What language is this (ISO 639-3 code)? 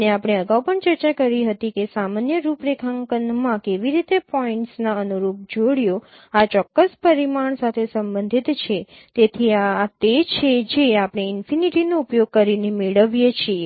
guj